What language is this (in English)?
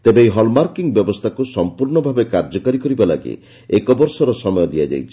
Odia